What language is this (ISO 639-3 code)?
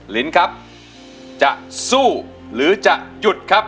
tha